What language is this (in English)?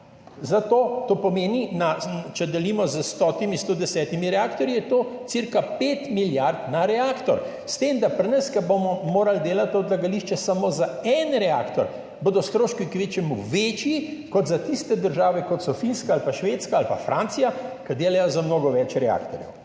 Slovenian